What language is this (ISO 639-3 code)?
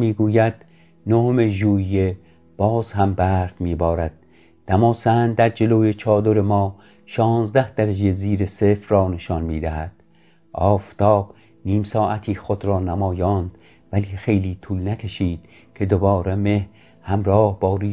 fas